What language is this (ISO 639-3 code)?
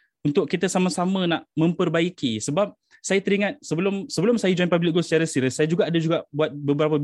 msa